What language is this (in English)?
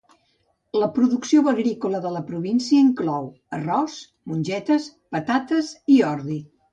Catalan